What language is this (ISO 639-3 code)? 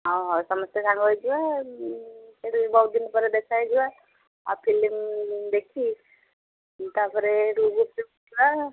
ori